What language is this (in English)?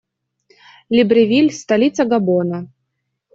Russian